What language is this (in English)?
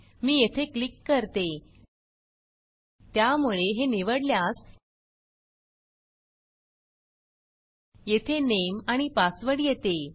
Marathi